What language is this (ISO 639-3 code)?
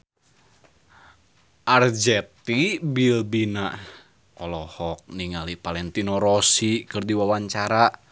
sun